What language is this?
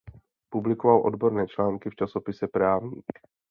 Czech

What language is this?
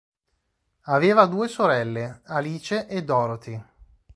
Italian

